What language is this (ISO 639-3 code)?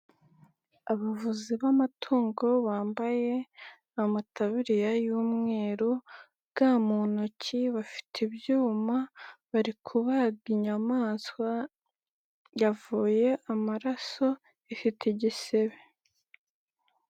kin